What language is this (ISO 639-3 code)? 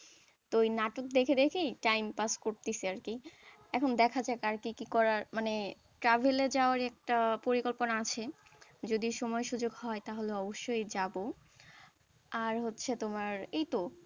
ben